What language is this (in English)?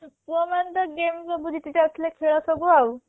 Odia